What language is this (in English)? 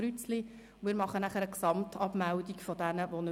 Swiss German